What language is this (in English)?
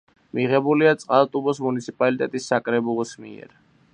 Georgian